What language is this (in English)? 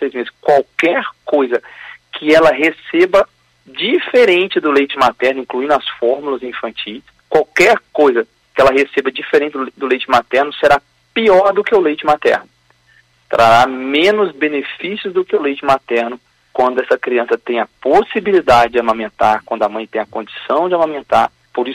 Portuguese